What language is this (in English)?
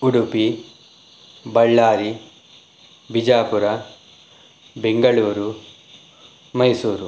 Kannada